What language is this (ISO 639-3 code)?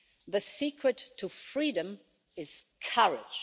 eng